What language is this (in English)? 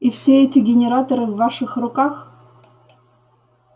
Russian